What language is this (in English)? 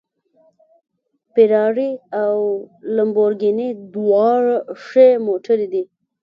Pashto